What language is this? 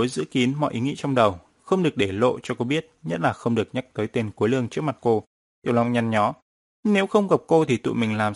Vietnamese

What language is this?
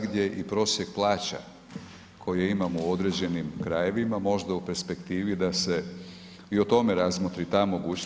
Croatian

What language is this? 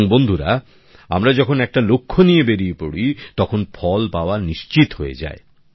Bangla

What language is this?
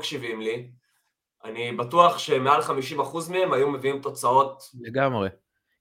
Hebrew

